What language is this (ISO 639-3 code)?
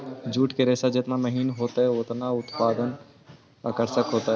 mag